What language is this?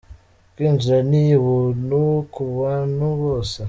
Kinyarwanda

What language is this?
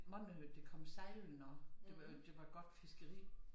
Danish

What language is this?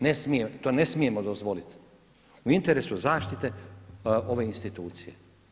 Croatian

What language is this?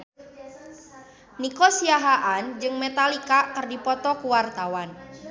Sundanese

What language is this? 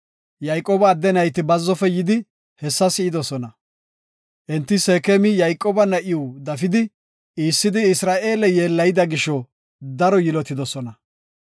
Gofa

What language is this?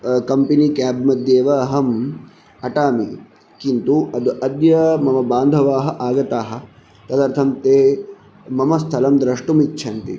Sanskrit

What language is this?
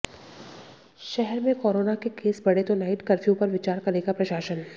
Hindi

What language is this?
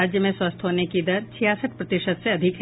Hindi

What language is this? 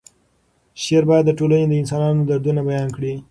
Pashto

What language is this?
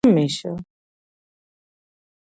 Pashto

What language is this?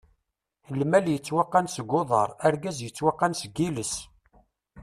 Kabyle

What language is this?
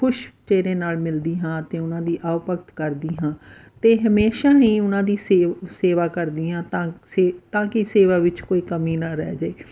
Punjabi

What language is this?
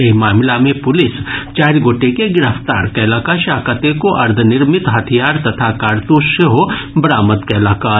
Maithili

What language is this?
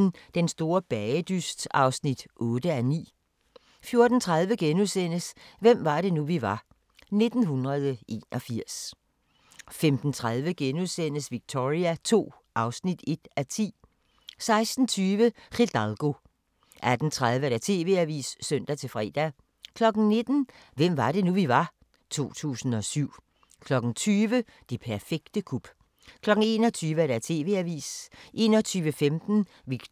Danish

